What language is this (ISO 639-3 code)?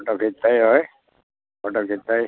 nep